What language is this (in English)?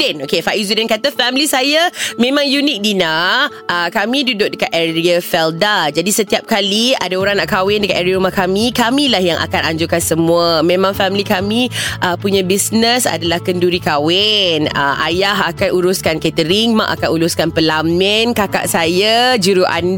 Malay